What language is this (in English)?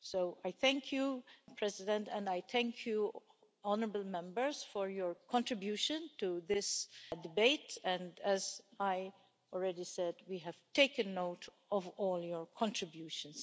English